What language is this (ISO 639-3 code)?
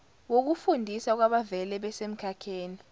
zul